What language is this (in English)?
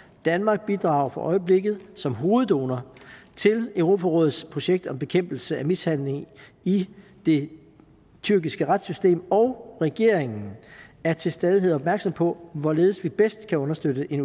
Danish